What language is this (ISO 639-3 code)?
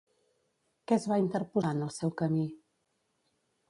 cat